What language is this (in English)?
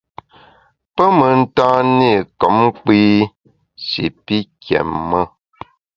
Bamun